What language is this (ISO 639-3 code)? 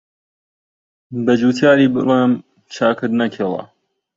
ckb